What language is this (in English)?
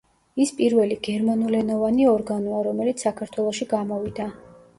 Georgian